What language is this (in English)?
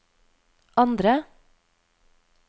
Norwegian